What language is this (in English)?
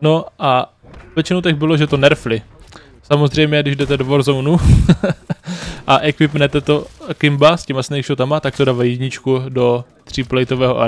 Czech